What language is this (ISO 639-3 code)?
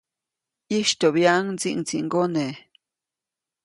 zoc